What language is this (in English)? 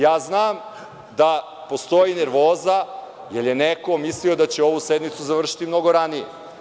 Serbian